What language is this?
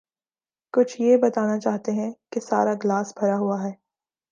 Urdu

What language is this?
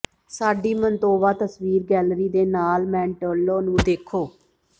Punjabi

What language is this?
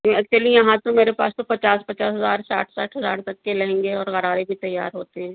Urdu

